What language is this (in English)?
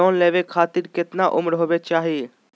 Magahi